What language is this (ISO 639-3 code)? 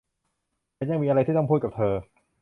tha